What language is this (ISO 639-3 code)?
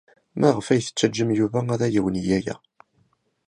kab